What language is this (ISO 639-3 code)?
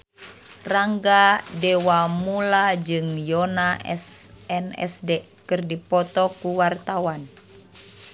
sun